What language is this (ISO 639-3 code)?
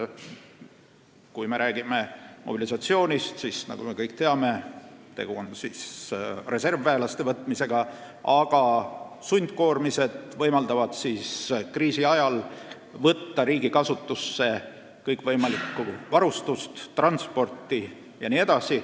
est